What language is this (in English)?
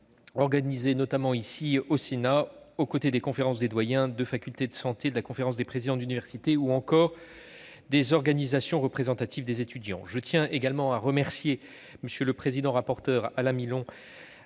French